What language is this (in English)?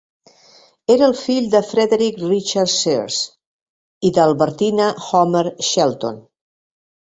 Catalan